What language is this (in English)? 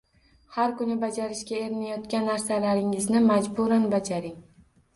Uzbek